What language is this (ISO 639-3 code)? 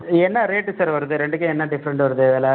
tam